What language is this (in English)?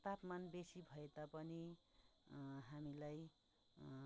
Nepali